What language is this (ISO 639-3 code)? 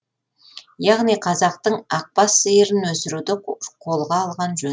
kaz